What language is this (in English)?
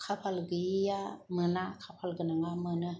Bodo